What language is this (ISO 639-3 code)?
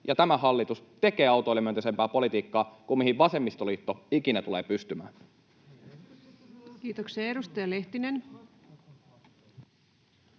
fin